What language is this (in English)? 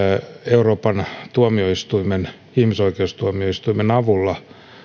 Finnish